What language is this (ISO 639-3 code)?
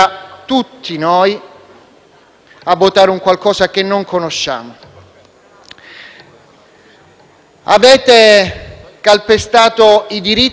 ita